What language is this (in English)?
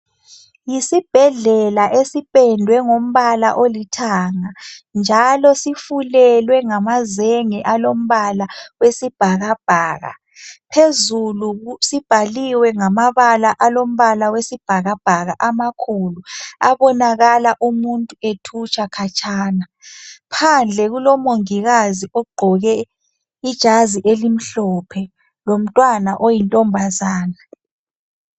North Ndebele